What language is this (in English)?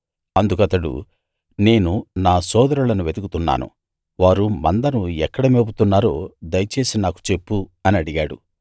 Telugu